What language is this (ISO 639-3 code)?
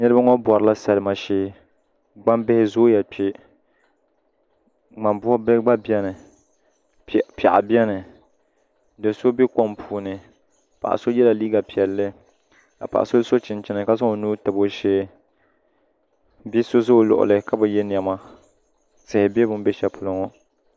dag